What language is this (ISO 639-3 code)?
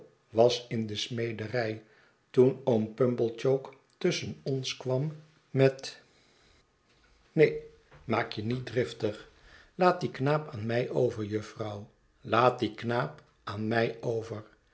nld